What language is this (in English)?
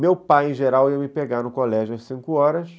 Portuguese